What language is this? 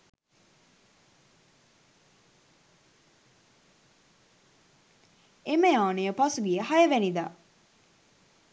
Sinhala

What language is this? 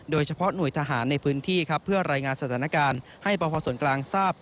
Thai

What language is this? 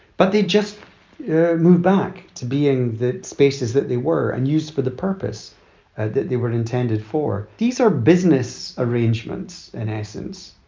English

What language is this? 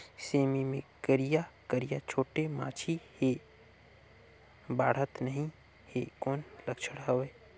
Chhattisgarhi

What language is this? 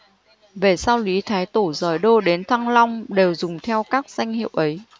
Vietnamese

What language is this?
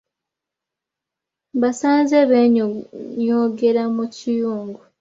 Ganda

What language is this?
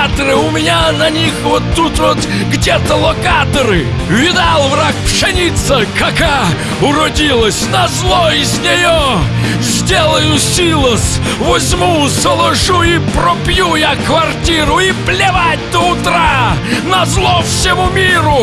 Russian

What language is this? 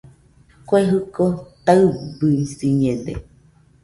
Nüpode Huitoto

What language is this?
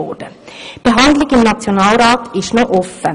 Swiss German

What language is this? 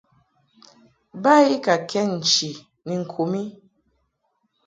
Mungaka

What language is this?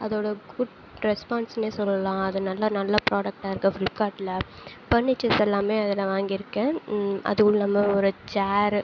Tamil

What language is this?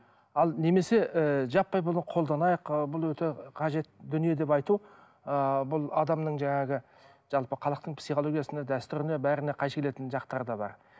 Kazakh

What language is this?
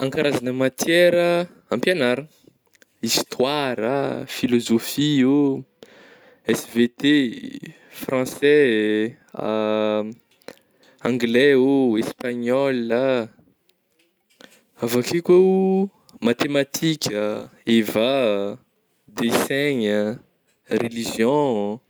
Northern Betsimisaraka Malagasy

